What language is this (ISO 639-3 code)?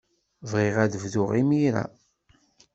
kab